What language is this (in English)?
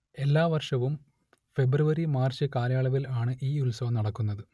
Malayalam